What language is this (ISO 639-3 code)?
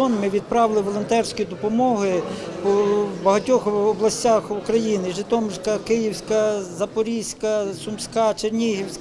ukr